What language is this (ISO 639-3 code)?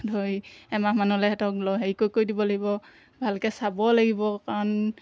asm